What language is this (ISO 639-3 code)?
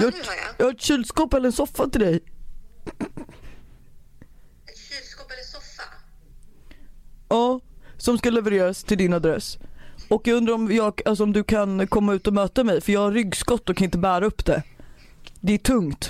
swe